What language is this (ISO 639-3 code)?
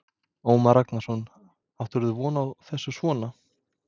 isl